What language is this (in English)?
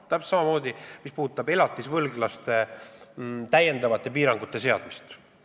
Estonian